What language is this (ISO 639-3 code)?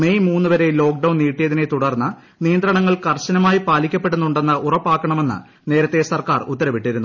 mal